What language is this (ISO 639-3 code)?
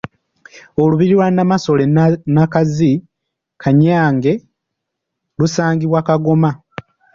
lug